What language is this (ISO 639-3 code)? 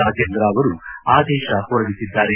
kan